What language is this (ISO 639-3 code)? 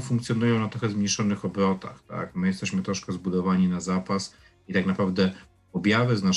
pol